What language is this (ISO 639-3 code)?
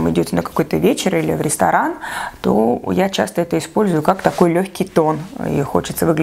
rus